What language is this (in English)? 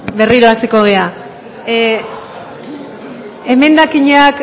Basque